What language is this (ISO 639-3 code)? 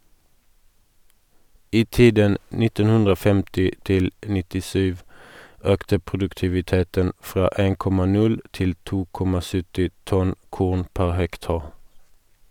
nor